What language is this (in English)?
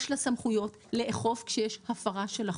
Hebrew